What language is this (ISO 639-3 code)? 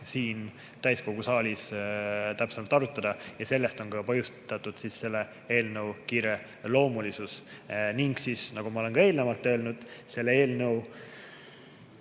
est